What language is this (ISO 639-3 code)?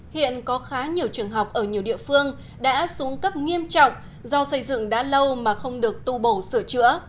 vie